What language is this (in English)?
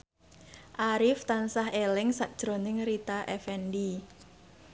Javanese